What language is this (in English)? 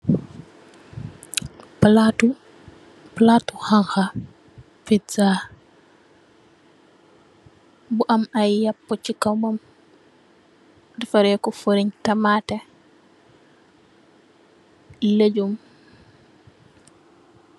Wolof